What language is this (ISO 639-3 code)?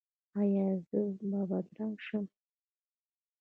pus